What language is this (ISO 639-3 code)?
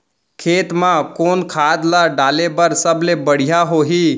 hne